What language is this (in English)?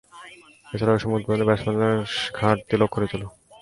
Bangla